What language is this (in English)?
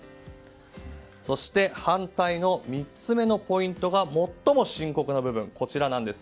Japanese